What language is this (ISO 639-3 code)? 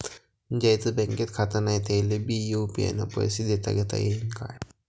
mar